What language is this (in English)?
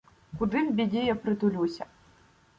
Ukrainian